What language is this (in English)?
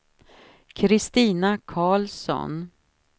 Swedish